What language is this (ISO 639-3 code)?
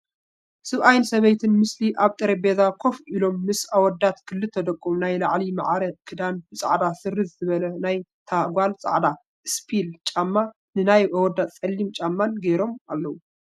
tir